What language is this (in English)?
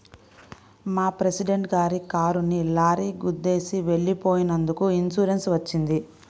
Telugu